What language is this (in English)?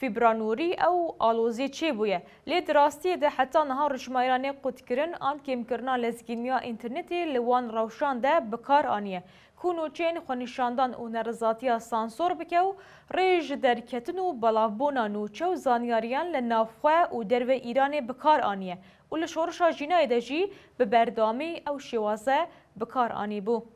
Persian